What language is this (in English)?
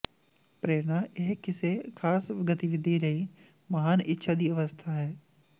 Punjabi